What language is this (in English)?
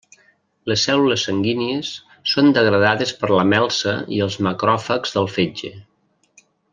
Catalan